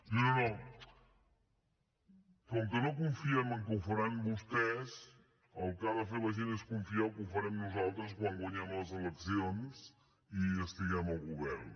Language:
Catalan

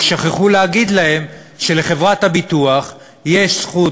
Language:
Hebrew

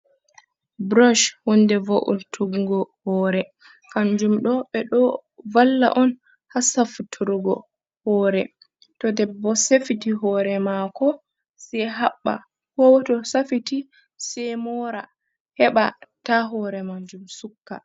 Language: Fula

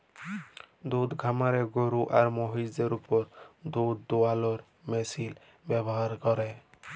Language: Bangla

